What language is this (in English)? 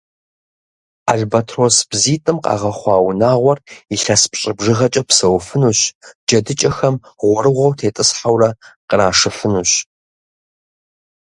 Kabardian